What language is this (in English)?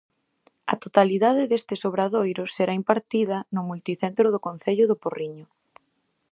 Galician